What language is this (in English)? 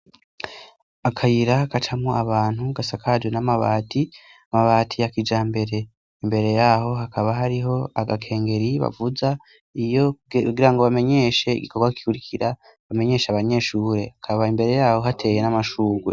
Rundi